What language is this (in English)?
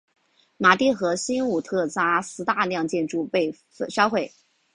Chinese